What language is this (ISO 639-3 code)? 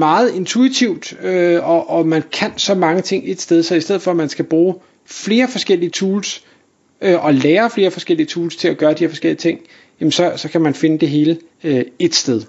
dan